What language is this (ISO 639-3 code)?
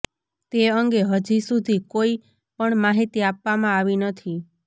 guj